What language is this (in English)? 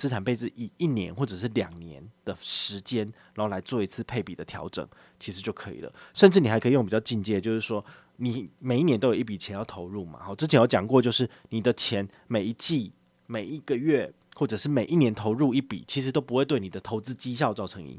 Chinese